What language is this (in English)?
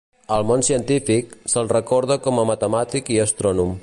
Catalan